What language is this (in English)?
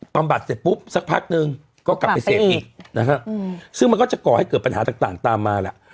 Thai